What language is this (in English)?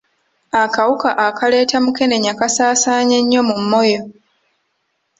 Ganda